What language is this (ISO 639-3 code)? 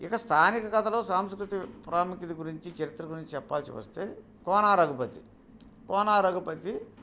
tel